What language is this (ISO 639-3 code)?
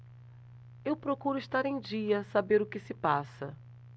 por